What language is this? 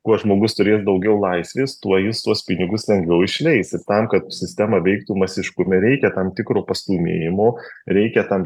Lithuanian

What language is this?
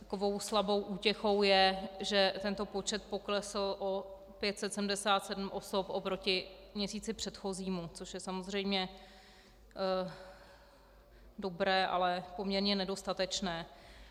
Czech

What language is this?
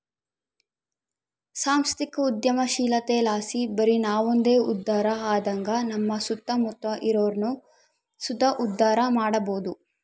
Kannada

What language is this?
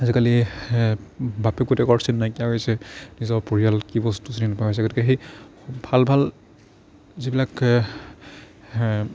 Assamese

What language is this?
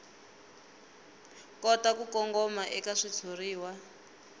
Tsonga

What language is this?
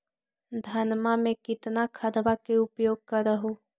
Magahi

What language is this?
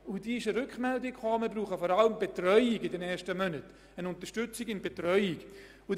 Swiss German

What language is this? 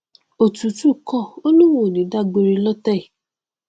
Yoruba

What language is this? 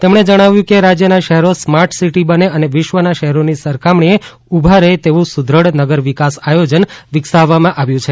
Gujarati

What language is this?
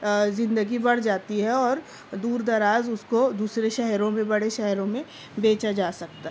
Urdu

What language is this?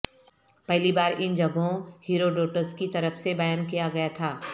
Urdu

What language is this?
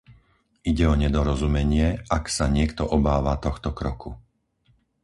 Slovak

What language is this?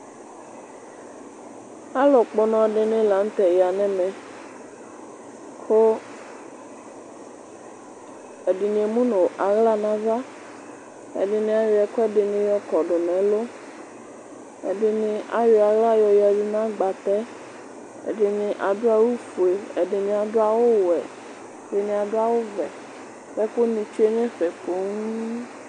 Ikposo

